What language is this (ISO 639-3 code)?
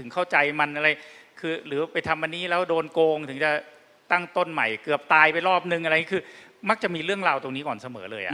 tha